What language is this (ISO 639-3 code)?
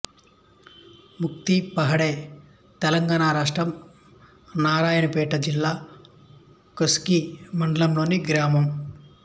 tel